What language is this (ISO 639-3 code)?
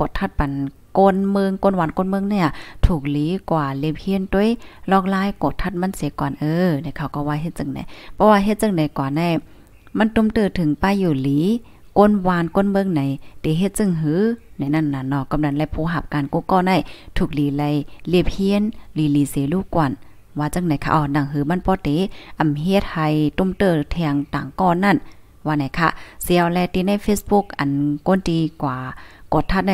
tha